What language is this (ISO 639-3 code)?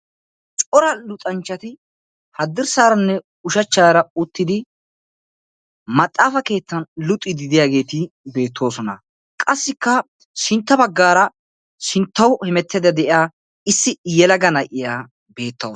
wal